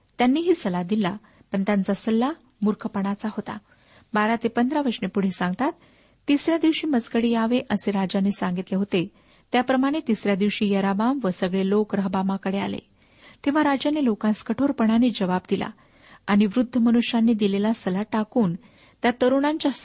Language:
Marathi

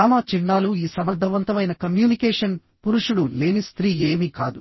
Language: Telugu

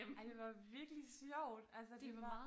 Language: Danish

